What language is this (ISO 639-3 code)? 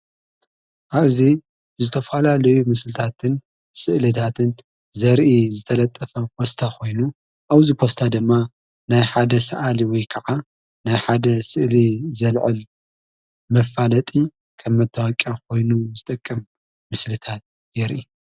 tir